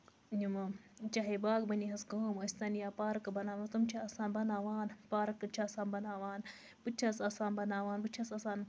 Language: Kashmiri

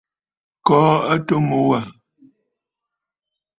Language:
Bafut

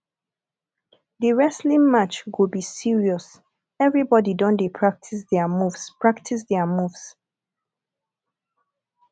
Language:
Nigerian Pidgin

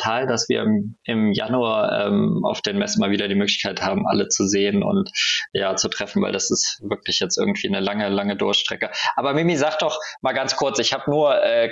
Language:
German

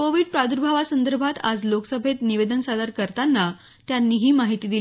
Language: Marathi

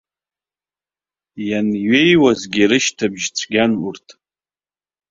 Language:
Abkhazian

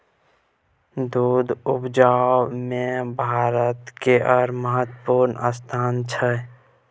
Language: Maithili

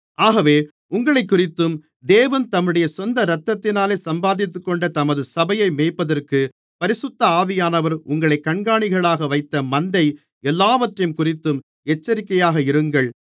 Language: Tamil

